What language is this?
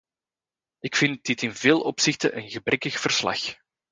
Dutch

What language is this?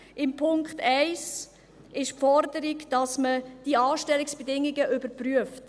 Swiss German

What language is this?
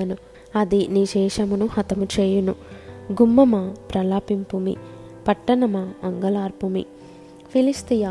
Telugu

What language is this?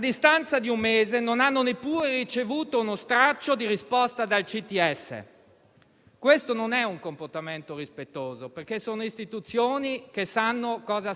Italian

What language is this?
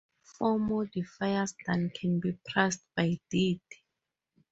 English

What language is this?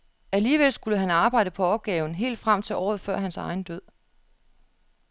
Danish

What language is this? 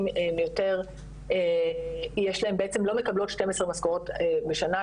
Hebrew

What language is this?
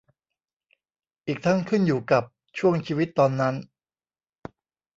Thai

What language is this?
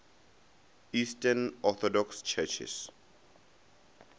Northern Sotho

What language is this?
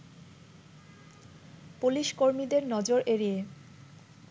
Bangla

